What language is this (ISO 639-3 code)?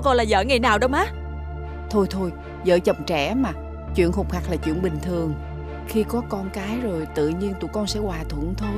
vie